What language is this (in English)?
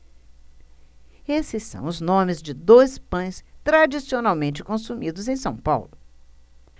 Portuguese